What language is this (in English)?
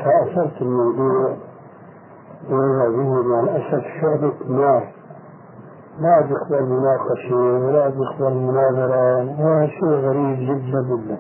Arabic